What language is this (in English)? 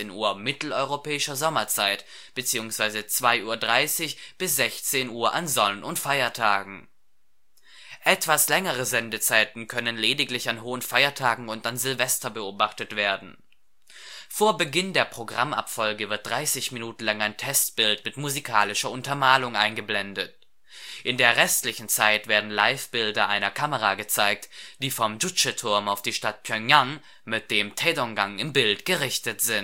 German